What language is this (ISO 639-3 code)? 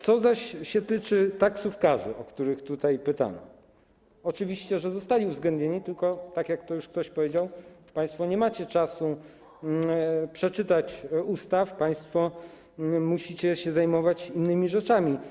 pol